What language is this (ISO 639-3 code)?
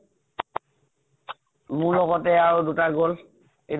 asm